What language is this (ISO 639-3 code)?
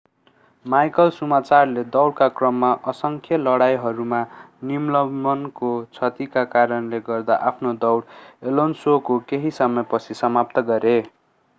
nep